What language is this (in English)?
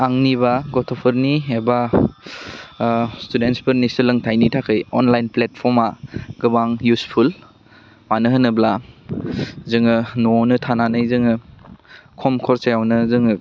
Bodo